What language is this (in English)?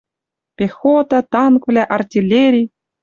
Western Mari